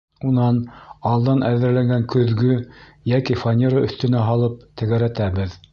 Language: Bashkir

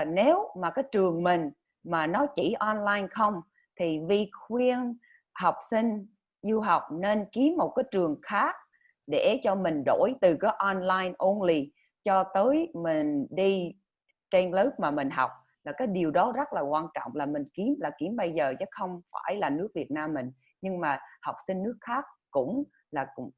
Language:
Vietnamese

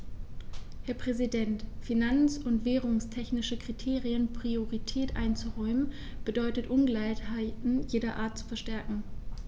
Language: German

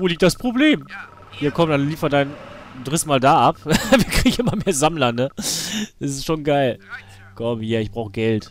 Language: German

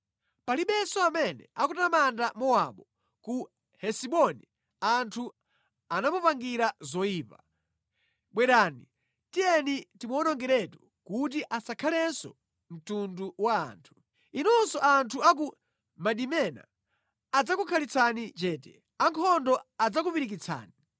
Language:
Nyanja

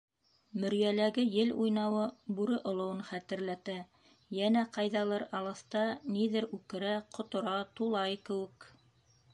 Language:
Bashkir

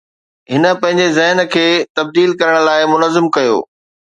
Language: Sindhi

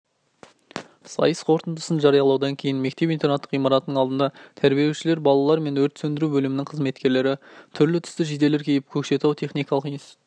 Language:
Kazakh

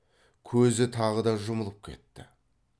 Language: Kazakh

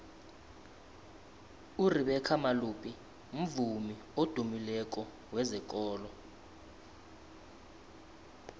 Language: South Ndebele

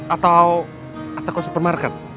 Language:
Indonesian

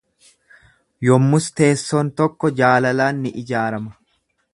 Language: Oromo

